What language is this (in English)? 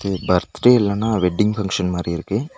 Tamil